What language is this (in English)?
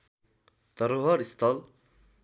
Nepali